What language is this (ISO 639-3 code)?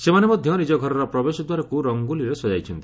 ori